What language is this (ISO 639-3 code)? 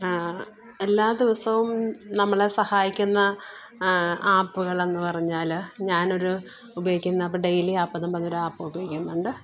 mal